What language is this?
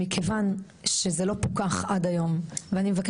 Hebrew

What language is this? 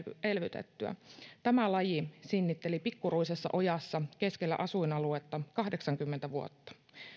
Finnish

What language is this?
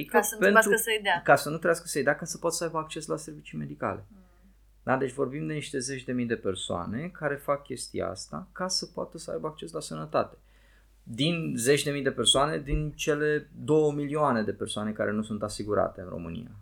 Romanian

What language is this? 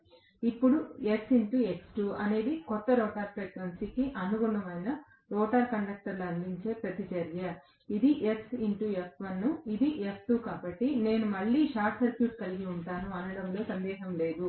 Telugu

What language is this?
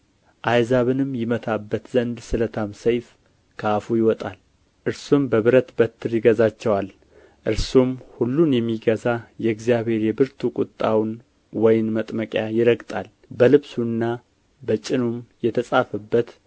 Amharic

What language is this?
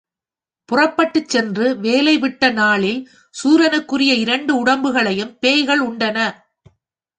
Tamil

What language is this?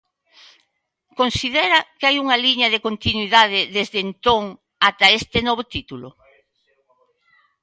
Galician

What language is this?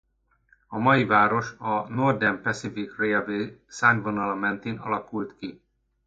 Hungarian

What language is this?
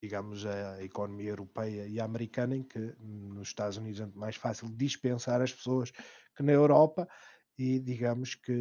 Portuguese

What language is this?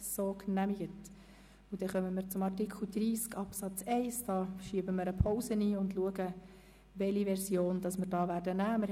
Swiss German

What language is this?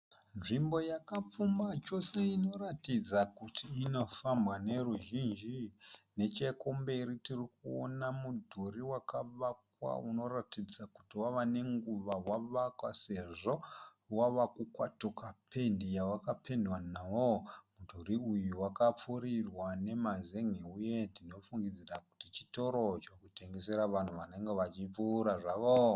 Shona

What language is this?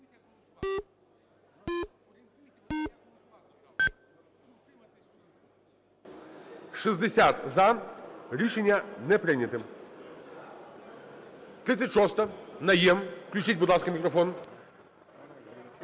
Ukrainian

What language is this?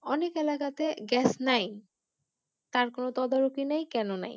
Bangla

